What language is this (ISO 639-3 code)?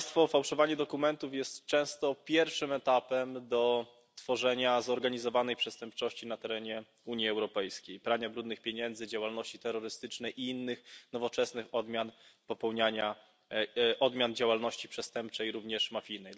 pol